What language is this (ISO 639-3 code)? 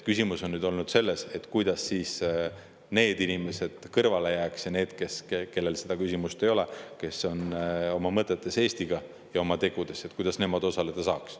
est